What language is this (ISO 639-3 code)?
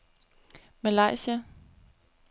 dan